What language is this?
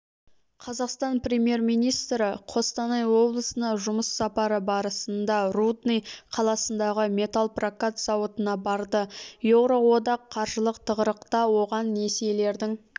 Kazakh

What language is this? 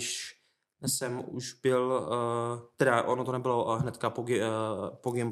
Czech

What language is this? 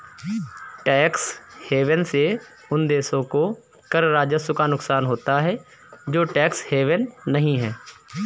Hindi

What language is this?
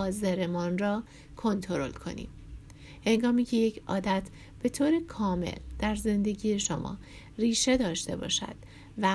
Persian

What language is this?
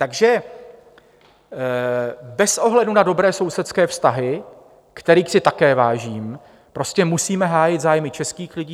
Czech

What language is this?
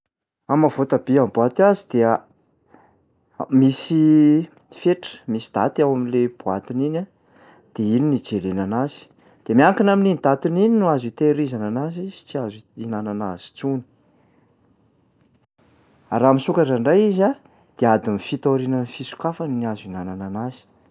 Malagasy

